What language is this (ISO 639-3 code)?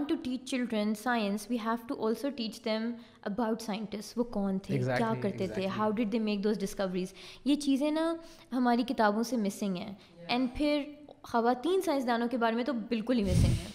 urd